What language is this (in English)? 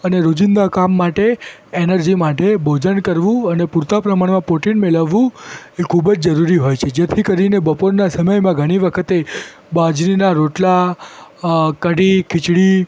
Gujarati